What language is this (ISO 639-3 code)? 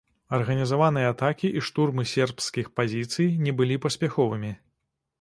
bel